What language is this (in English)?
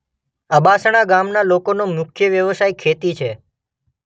Gujarati